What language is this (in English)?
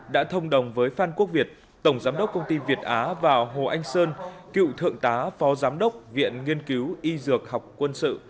Vietnamese